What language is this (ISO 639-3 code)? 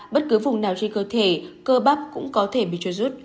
vie